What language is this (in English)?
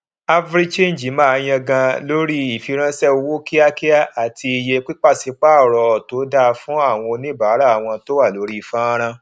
Yoruba